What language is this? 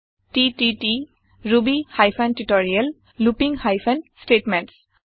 Assamese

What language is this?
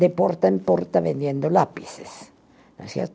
Portuguese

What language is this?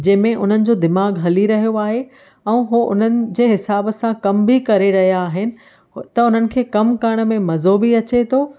Sindhi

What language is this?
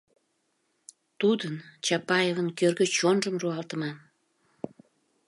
Mari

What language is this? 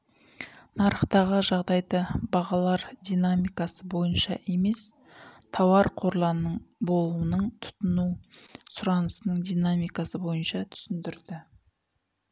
Kazakh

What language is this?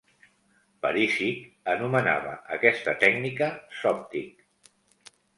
Catalan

